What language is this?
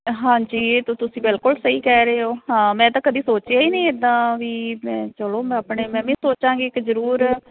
Punjabi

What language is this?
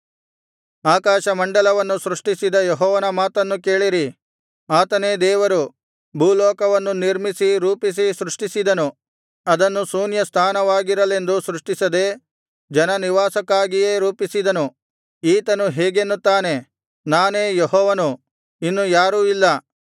Kannada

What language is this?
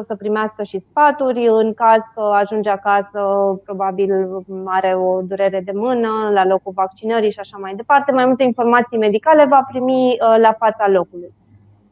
Romanian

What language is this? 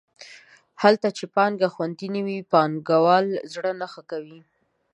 Pashto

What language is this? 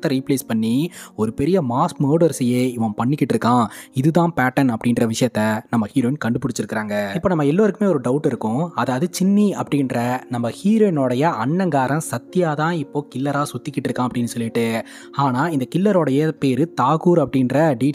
Tamil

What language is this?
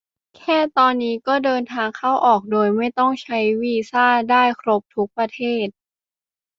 Thai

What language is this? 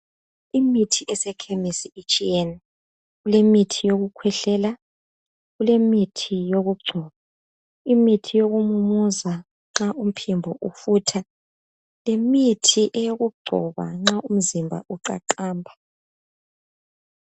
North Ndebele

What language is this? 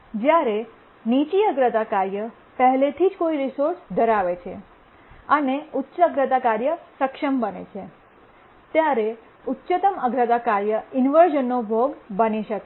Gujarati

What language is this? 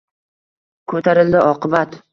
Uzbek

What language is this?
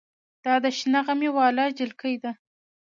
Pashto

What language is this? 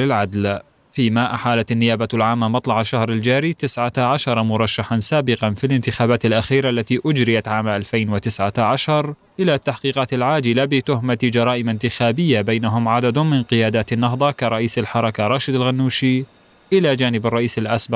Arabic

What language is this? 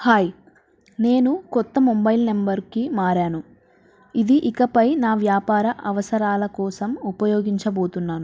Telugu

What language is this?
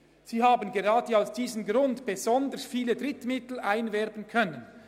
Swiss German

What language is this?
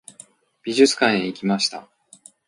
Japanese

